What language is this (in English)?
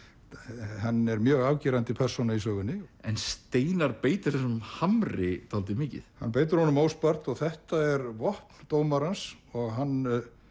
Icelandic